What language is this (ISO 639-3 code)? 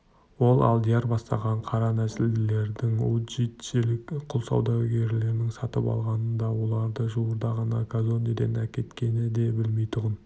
kaz